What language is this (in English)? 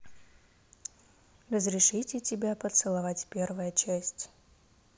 Russian